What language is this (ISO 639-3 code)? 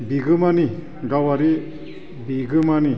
brx